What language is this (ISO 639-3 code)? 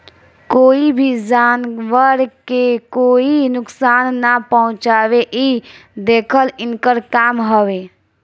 bho